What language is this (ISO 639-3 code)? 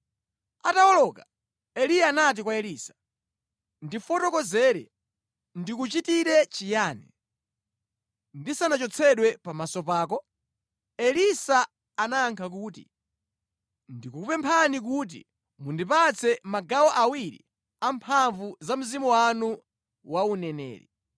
nya